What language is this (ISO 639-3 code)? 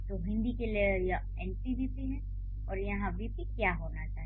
hin